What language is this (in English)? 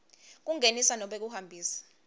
Swati